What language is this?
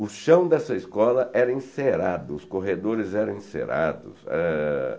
Portuguese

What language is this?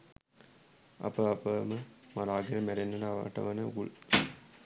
Sinhala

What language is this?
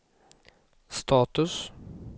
Swedish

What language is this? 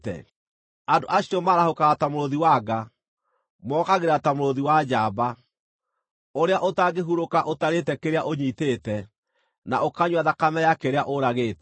Kikuyu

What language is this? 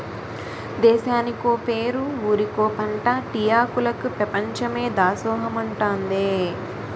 Telugu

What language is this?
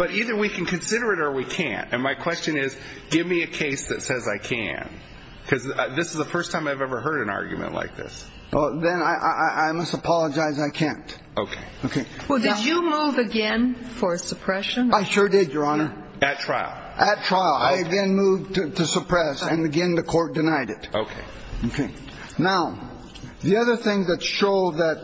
English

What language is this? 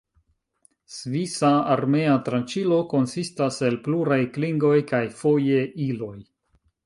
Esperanto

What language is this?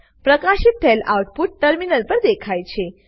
Gujarati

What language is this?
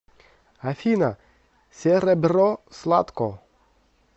Russian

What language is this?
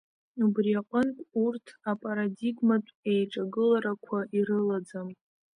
Abkhazian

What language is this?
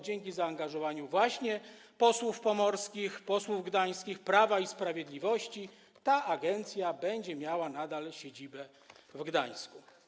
Polish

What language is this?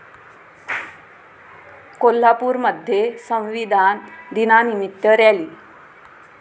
Marathi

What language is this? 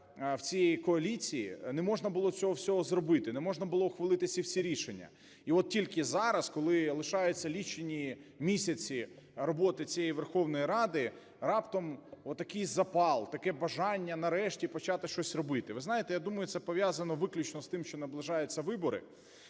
Ukrainian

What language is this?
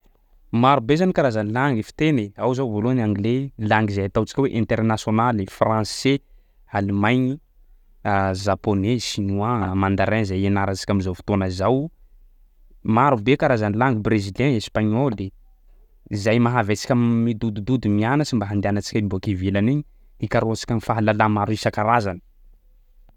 Sakalava Malagasy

